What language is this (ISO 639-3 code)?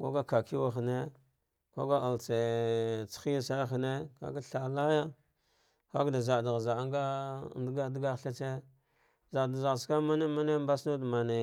dgh